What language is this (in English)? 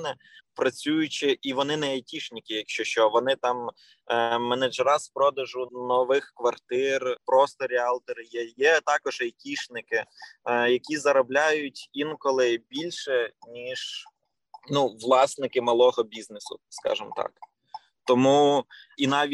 Ukrainian